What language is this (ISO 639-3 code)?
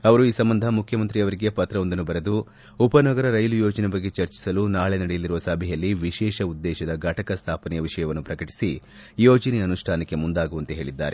kan